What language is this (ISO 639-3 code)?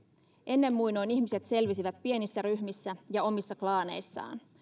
fin